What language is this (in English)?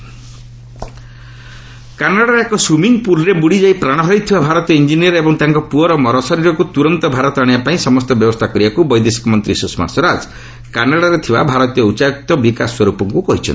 Odia